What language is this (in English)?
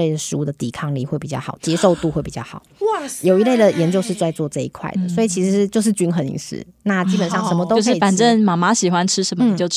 Chinese